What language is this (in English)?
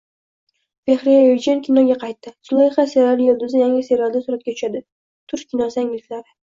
Uzbek